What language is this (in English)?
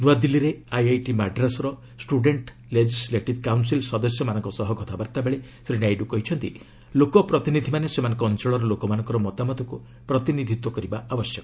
Odia